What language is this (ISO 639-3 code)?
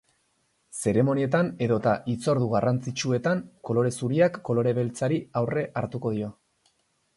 eus